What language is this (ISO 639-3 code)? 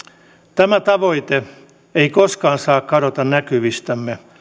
fin